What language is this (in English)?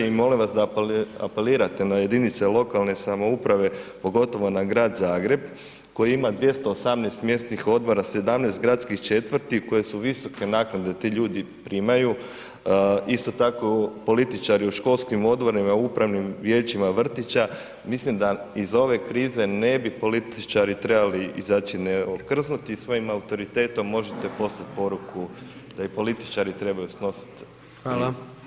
Croatian